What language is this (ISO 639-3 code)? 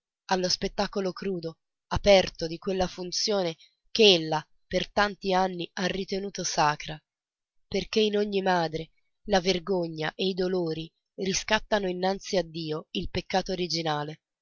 ita